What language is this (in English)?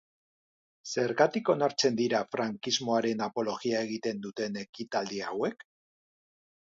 Basque